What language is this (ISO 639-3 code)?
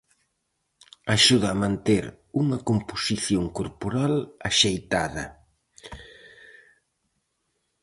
glg